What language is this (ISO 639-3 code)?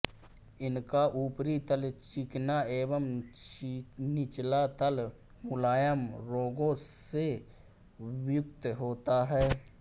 hin